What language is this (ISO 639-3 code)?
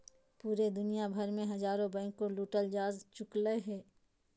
mag